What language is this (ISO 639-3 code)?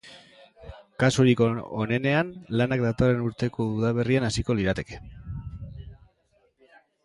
eus